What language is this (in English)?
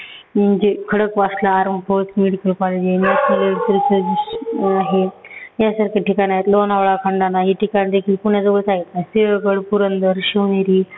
Marathi